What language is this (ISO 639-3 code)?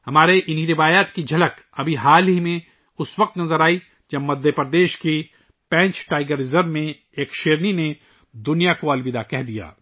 urd